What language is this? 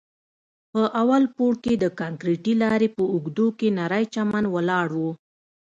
Pashto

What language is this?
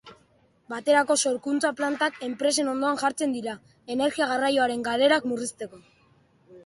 Basque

